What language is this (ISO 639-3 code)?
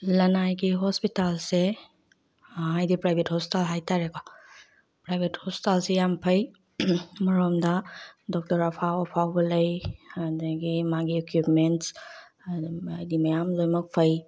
mni